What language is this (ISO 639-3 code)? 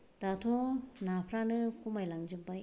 brx